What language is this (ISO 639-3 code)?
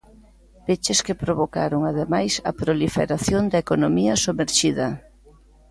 glg